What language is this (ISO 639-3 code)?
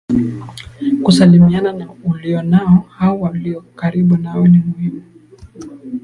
swa